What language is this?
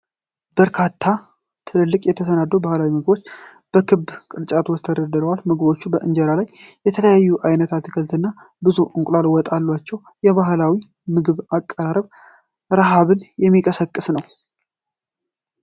Amharic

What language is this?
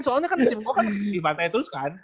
Indonesian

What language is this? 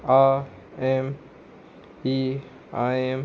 Konkani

